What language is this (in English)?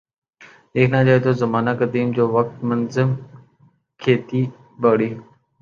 Urdu